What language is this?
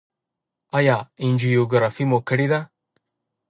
Pashto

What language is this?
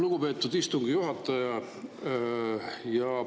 Estonian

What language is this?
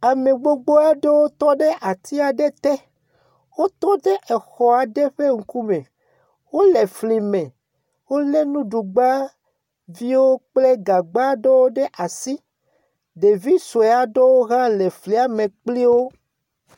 Ewe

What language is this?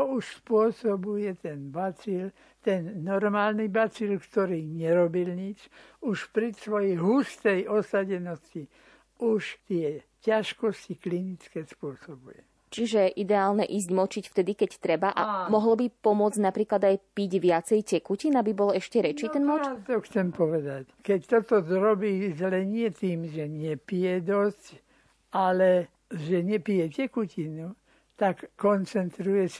Slovak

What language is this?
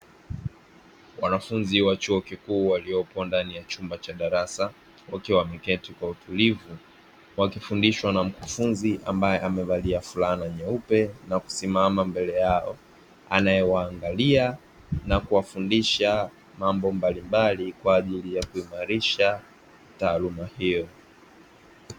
Swahili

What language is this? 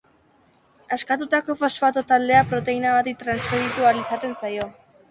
Basque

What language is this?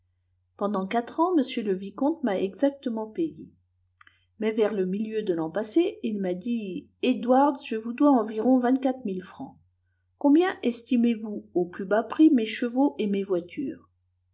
French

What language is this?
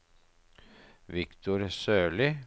Norwegian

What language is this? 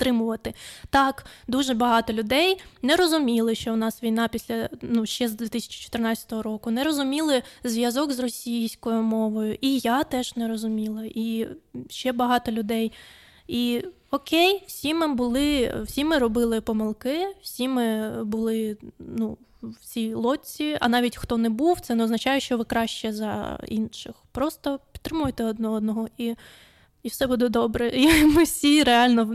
Ukrainian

